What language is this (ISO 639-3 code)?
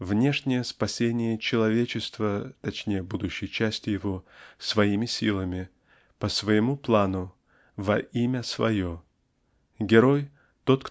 rus